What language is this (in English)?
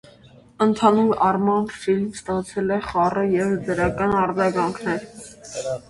Armenian